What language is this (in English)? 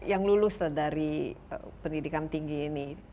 Indonesian